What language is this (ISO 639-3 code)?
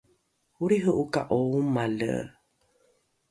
dru